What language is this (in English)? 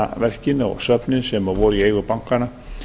Icelandic